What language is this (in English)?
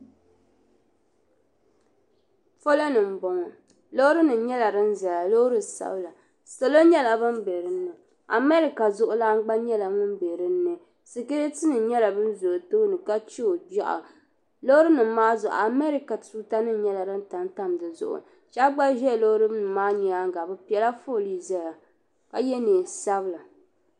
Dagbani